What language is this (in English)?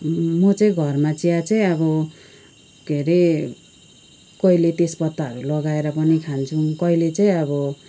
Nepali